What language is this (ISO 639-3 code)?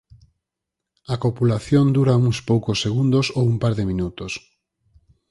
glg